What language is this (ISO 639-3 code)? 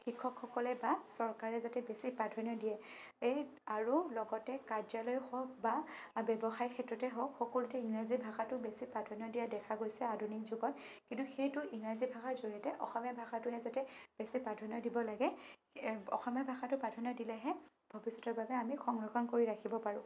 asm